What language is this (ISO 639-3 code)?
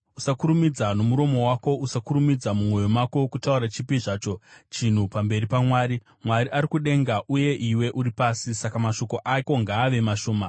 sna